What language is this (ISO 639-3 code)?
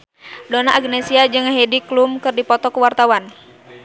sun